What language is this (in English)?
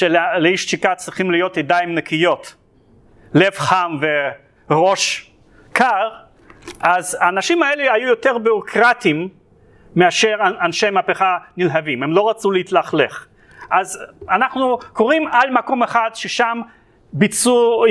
Hebrew